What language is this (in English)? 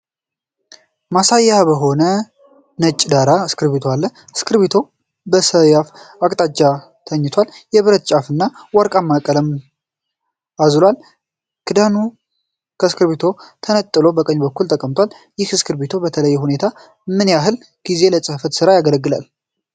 Amharic